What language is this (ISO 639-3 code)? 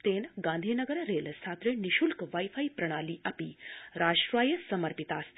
san